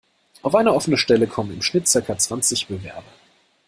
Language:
German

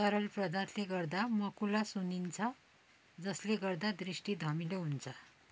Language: Nepali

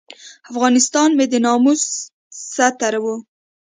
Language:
Pashto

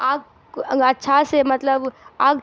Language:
Urdu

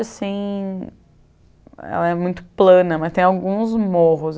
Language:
Portuguese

